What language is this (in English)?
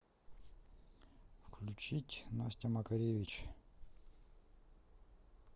Russian